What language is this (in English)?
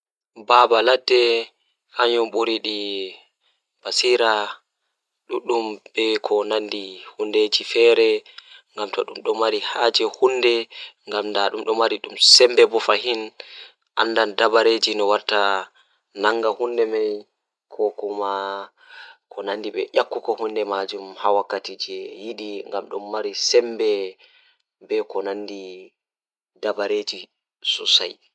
Fula